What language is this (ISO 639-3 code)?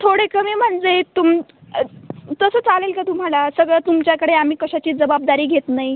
mar